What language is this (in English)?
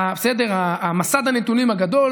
Hebrew